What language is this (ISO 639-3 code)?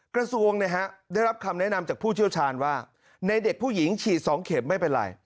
tha